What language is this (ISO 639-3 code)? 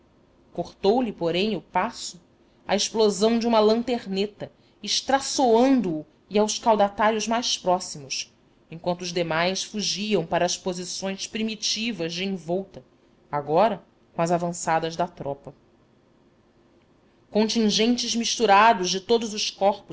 por